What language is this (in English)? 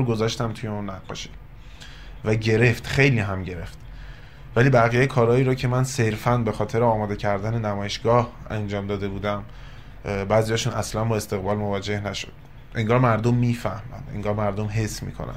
Persian